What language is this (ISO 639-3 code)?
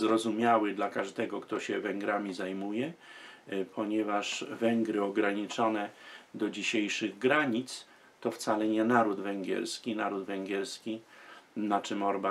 pol